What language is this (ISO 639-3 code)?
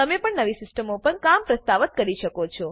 guj